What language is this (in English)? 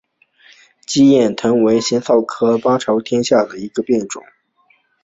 Chinese